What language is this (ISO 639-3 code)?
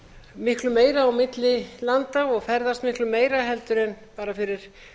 isl